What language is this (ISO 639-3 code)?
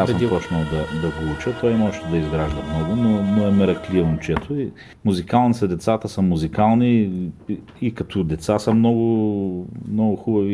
bul